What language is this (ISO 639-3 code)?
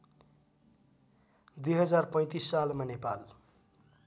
nep